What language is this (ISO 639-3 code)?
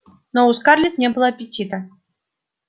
rus